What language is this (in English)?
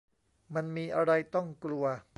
Thai